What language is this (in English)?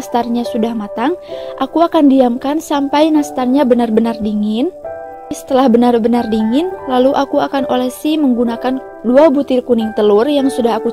Indonesian